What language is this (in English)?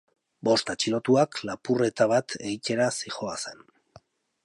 Basque